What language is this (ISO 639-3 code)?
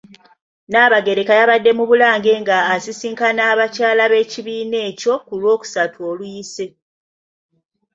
lug